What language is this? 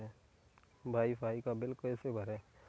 Hindi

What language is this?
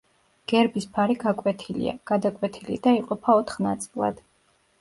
Georgian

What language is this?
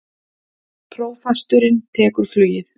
Icelandic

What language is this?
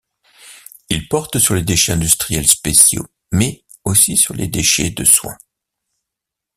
French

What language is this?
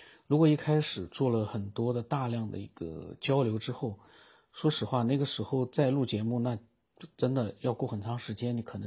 Chinese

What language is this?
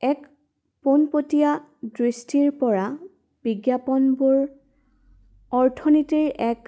Assamese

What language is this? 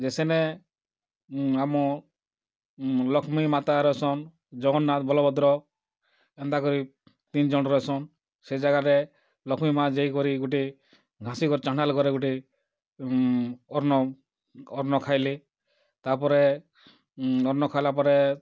Odia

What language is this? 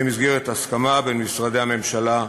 Hebrew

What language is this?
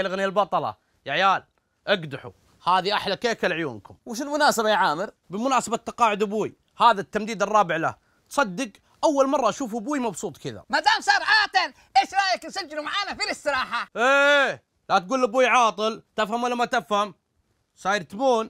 Arabic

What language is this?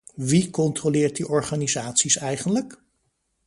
Dutch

